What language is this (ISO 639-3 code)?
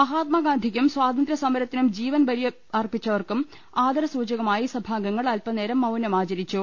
mal